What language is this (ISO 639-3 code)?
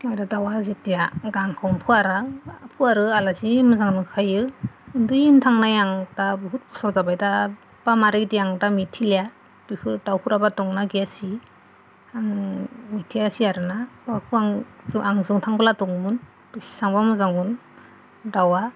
brx